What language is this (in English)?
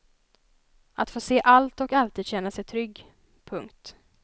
Swedish